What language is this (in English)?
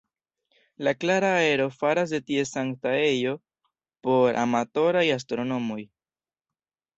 Esperanto